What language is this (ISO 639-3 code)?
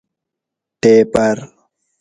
gwc